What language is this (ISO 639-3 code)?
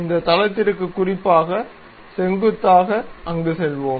tam